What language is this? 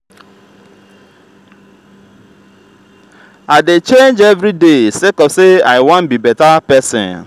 Nigerian Pidgin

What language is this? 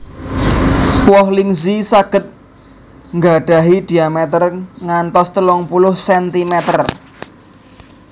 Javanese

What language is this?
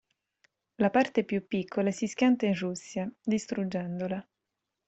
Italian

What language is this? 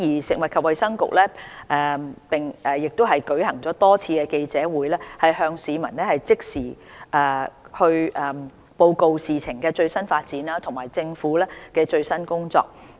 Cantonese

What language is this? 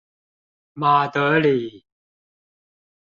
Chinese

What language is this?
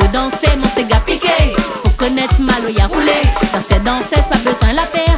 French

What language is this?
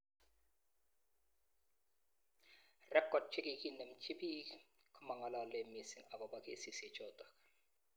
Kalenjin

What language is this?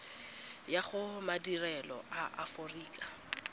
Tswana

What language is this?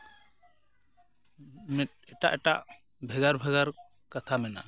Santali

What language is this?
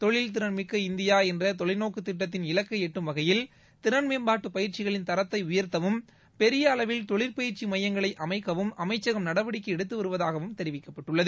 Tamil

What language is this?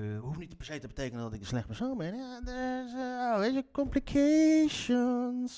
Dutch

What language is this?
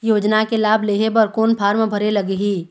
Chhattisgarhi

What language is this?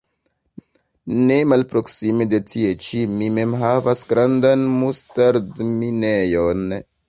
Esperanto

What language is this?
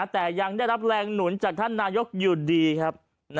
Thai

